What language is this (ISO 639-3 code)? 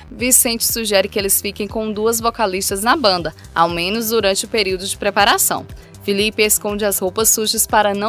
por